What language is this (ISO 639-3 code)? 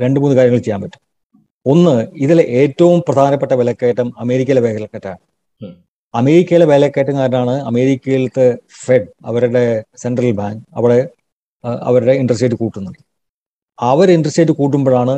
mal